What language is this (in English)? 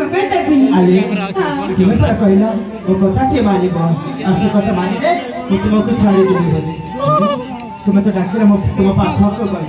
Arabic